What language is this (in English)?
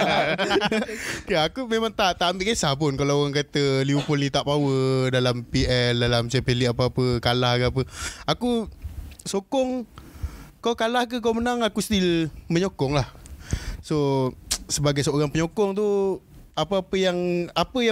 Malay